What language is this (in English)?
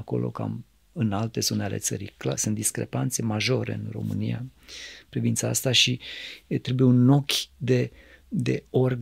Romanian